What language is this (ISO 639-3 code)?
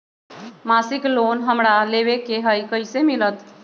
mag